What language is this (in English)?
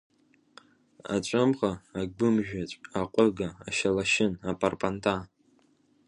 Abkhazian